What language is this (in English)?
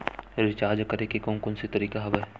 Chhattisgarhi